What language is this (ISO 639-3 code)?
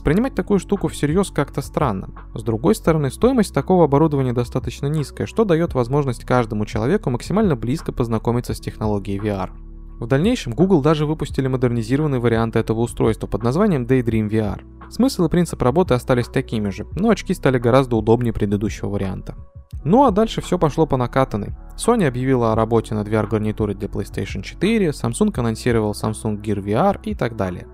rus